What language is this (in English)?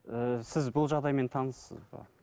Kazakh